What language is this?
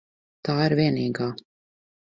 Latvian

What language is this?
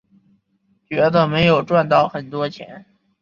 Chinese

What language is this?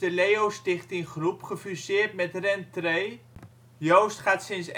Dutch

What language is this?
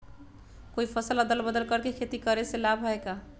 Magahi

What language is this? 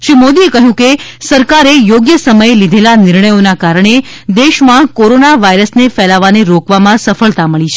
Gujarati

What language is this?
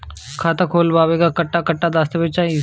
Bhojpuri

